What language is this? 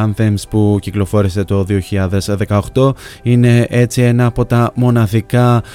Greek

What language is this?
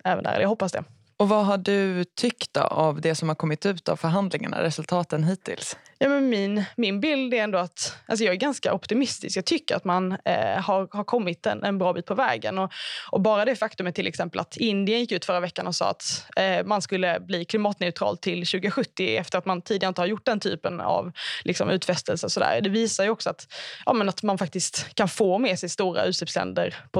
Swedish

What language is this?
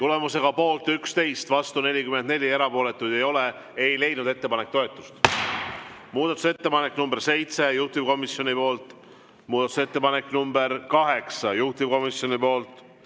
Estonian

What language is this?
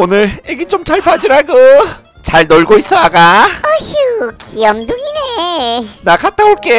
Korean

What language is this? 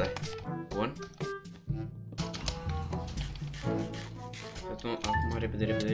Romanian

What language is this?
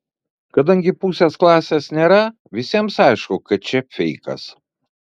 Lithuanian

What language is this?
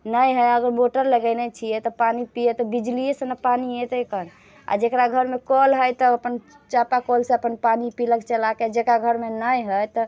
Maithili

